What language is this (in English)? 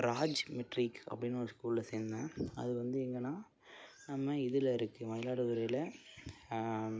Tamil